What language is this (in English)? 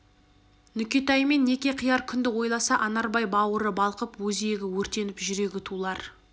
Kazakh